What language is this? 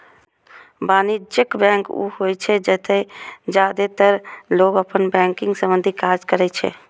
Maithili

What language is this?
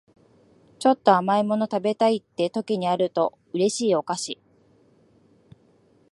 Japanese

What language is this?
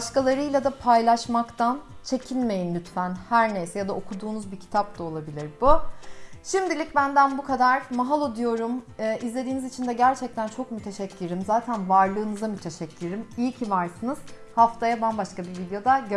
Turkish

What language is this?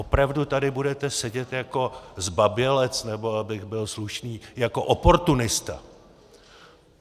Czech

